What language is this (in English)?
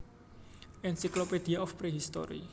Javanese